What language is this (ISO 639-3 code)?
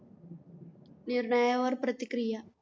mar